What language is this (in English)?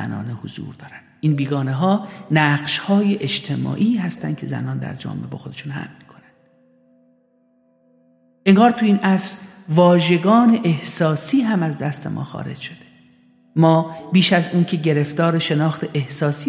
Persian